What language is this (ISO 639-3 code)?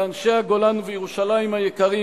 heb